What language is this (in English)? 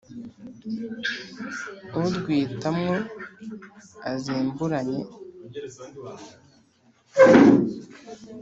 Kinyarwanda